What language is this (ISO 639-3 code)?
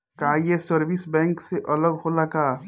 bho